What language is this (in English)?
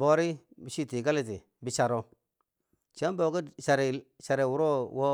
Bangwinji